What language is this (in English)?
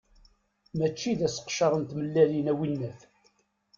Kabyle